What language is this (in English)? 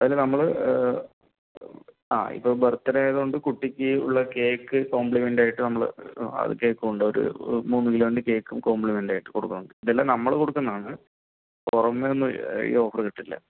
Malayalam